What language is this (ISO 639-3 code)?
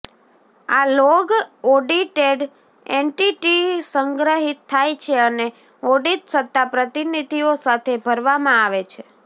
guj